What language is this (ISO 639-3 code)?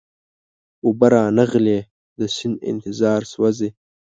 pus